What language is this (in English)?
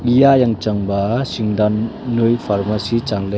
Wancho Naga